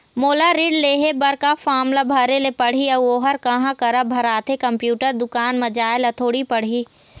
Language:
Chhattisgarhi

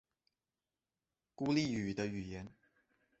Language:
Chinese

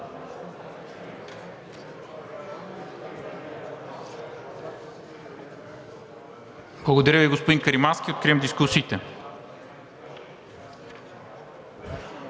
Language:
Bulgarian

